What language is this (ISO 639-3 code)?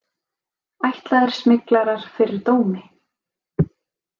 isl